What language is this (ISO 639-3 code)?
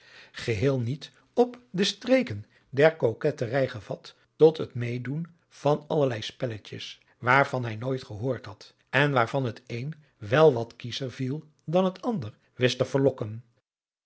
nld